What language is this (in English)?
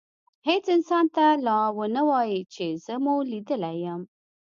Pashto